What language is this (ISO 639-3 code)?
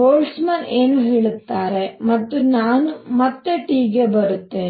kan